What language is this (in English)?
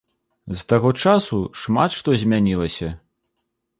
Belarusian